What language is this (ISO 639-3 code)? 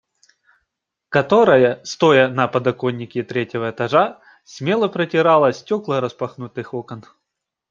rus